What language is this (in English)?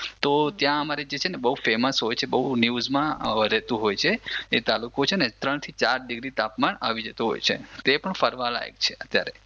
Gujarati